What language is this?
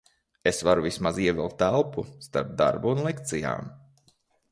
Latvian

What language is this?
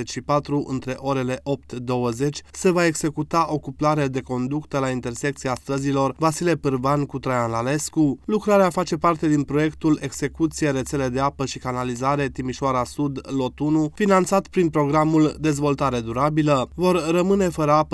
Romanian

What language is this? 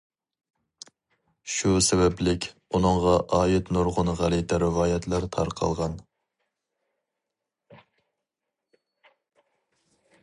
Uyghur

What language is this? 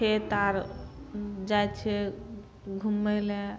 Maithili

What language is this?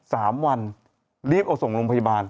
Thai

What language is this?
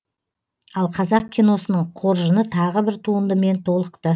Kazakh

